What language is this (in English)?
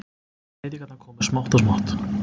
Icelandic